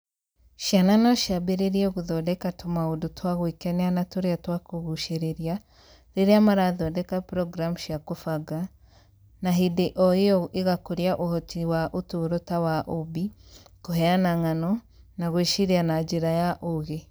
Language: Kikuyu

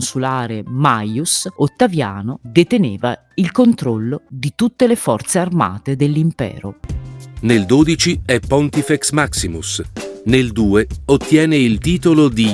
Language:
Italian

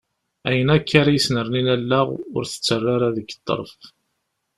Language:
Kabyle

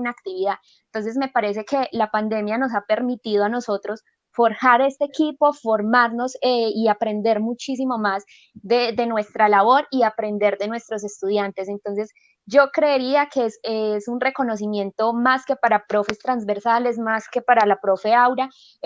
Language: Spanish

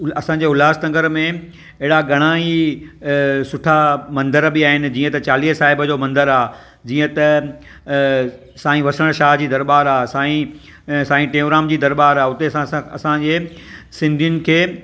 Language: Sindhi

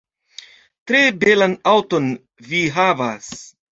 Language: Esperanto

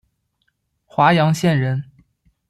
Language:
Chinese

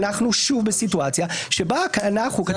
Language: Hebrew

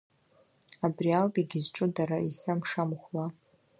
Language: Abkhazian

